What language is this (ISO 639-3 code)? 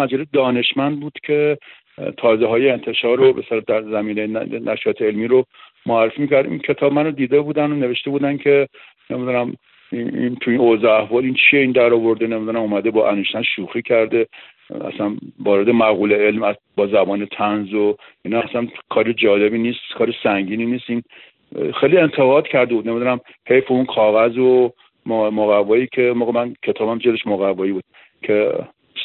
fas